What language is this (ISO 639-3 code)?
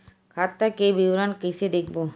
hne